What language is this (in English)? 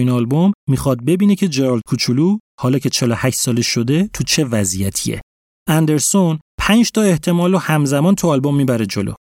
Persian